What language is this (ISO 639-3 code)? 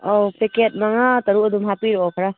mni